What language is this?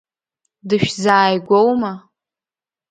Abkhazian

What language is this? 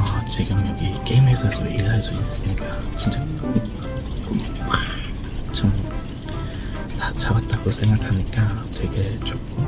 Korean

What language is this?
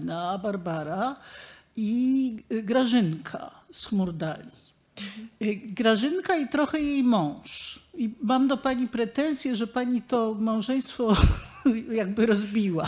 Polish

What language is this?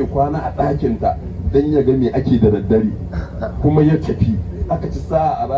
Arabic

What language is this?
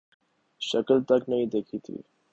Urdu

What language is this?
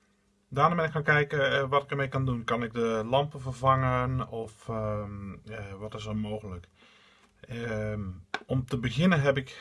Dutch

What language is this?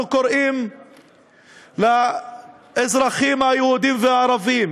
Hebrew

